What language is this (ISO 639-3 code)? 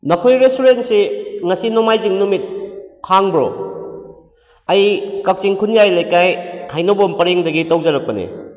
mni